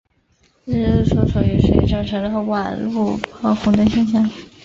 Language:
Chinese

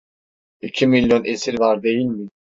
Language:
Turkish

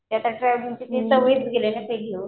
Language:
Marathi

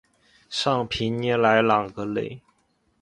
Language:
Chinese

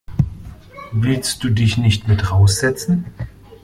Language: German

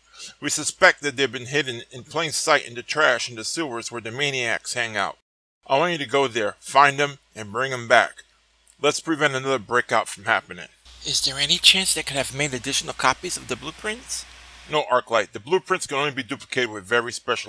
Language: English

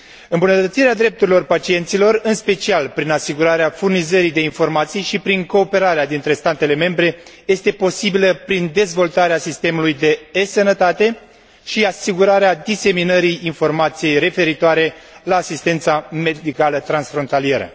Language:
Romanian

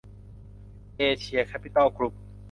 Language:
Thai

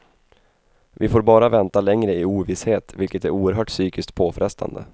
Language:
Swedish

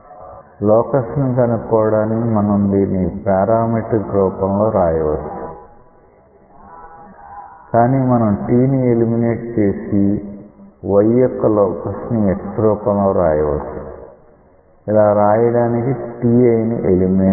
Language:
Telugu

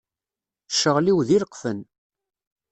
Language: Kabyle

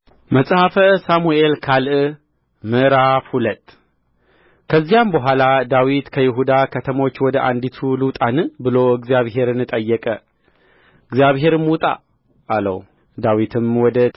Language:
Amharic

